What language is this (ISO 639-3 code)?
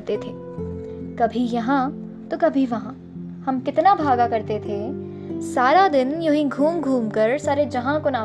hin